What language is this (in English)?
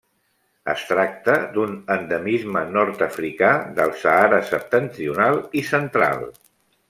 Catalan